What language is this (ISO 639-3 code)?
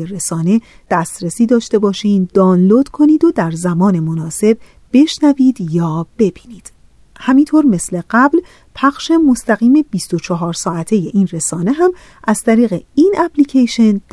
fas